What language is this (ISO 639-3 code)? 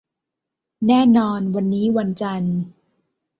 tha